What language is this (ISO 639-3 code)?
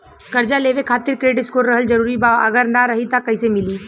bho